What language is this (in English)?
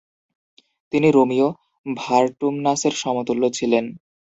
Bangla